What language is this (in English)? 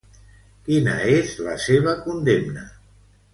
Catalan